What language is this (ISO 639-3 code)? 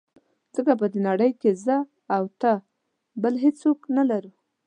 pus